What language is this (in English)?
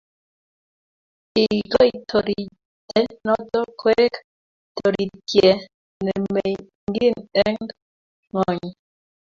Kalenjin